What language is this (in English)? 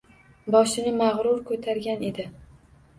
Uzbek